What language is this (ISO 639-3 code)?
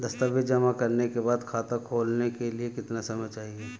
hin